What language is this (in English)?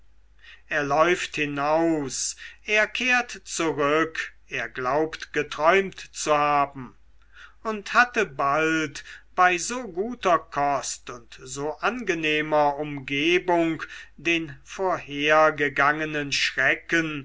German